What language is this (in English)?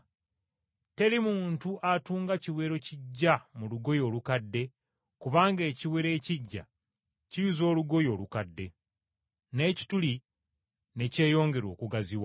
Ganda